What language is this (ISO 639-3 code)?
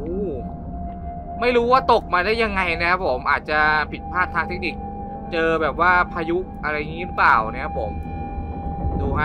tha